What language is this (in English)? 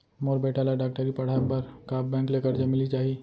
Chhattisgarhi